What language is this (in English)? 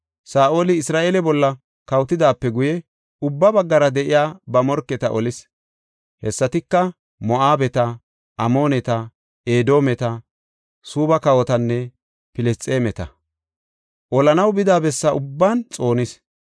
Gofa